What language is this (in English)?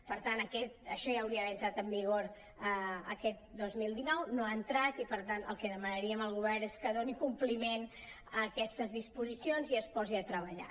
Catalan